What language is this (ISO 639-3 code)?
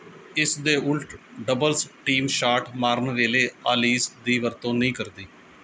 pan